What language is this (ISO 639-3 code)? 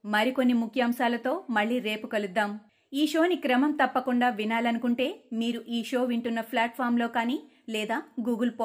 tel